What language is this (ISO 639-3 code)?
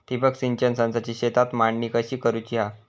mar